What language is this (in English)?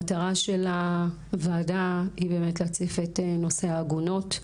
Hebrew